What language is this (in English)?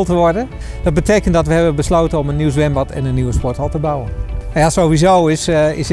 Dutch